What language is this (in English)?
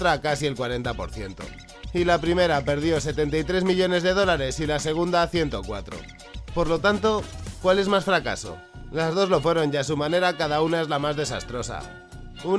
Spanish